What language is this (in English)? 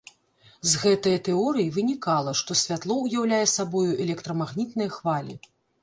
Belarusian